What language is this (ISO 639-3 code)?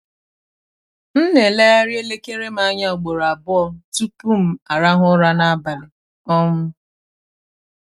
ibo